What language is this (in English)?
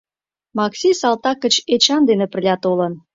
Mari